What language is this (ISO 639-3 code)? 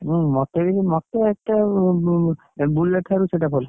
ori